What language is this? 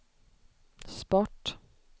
Swedish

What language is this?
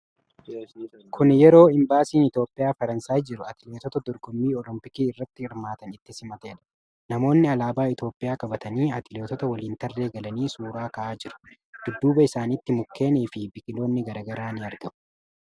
Oromo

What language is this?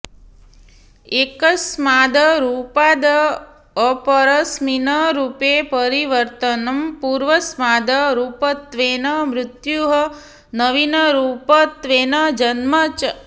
Sanskrit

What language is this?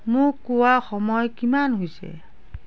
Assamese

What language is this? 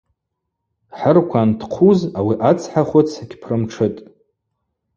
Abaza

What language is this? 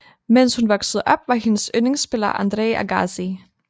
Danish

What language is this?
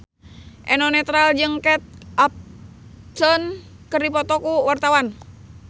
Sundanese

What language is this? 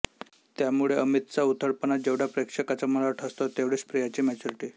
Marathi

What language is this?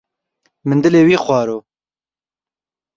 Kurdish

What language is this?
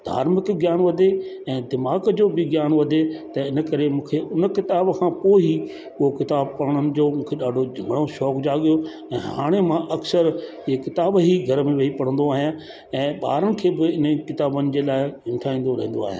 Sindhi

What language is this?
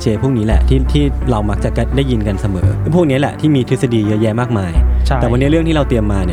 Thai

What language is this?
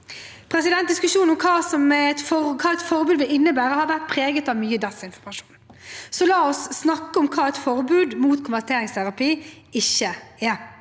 Norwegian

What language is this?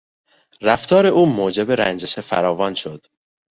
Persian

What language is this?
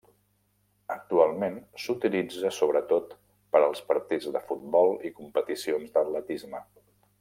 Catalan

